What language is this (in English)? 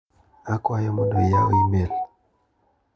Luo (Kenya and Tanzania)